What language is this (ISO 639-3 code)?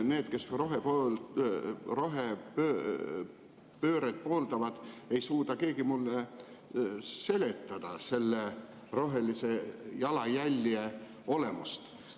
est